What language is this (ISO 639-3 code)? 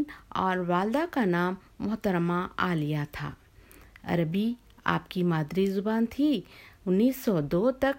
tel